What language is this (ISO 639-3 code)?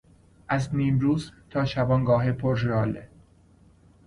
fas